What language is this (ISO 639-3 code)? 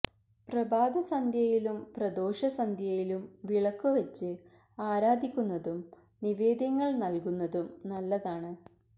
mal